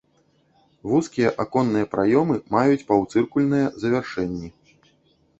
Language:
Belarusian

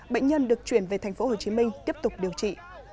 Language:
Vietnamese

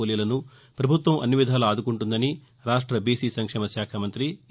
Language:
Telugu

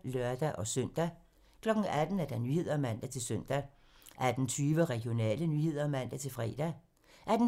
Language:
Danish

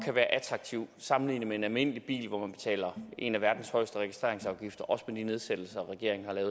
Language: Danish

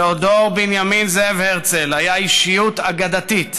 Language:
Hebrew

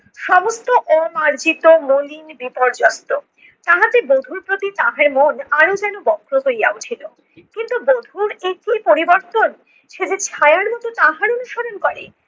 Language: Bangla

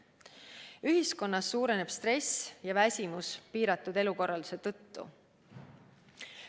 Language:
Estonian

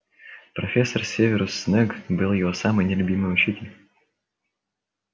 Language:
Russian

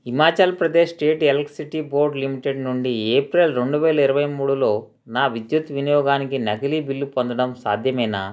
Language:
Telugu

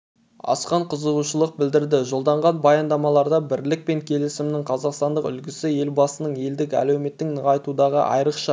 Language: Kazakh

